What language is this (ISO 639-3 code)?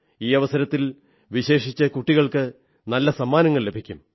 mal